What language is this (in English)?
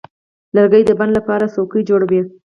Pashto